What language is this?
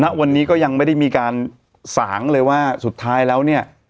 Thai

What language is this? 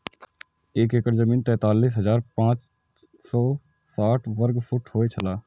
Maithili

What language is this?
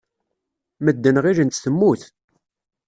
Kabyle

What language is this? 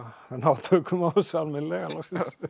Icelandic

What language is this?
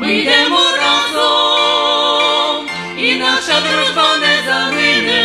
Ukrainian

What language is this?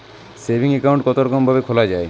Bangla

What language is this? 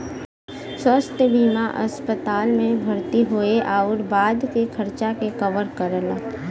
Bhojpuri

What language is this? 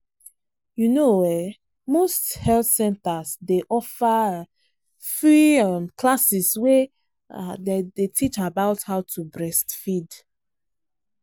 Nigerian Pidgin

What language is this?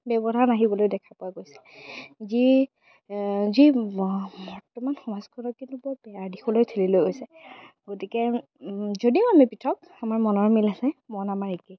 Assamese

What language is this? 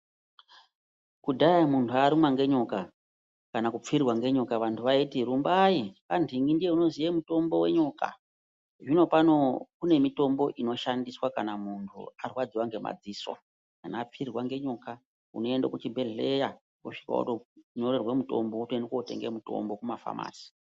Ndau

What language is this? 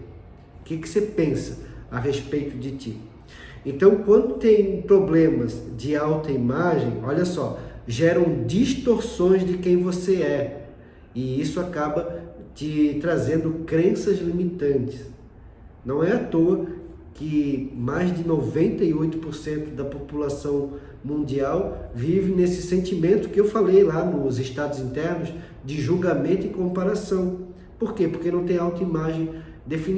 Portuguese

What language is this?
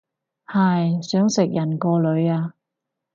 Cantonese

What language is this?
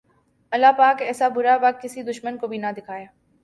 Urdu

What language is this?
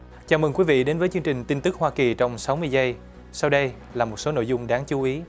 Vietnamese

